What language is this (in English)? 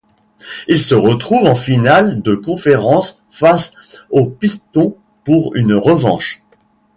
French